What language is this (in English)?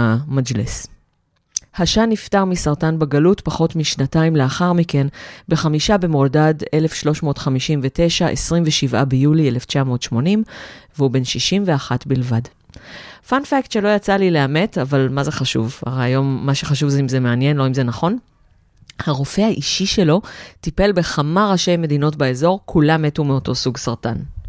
Hebrew